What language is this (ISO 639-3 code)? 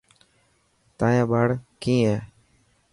mki